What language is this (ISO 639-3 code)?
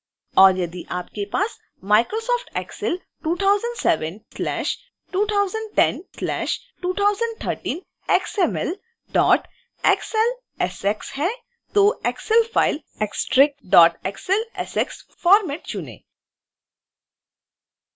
hin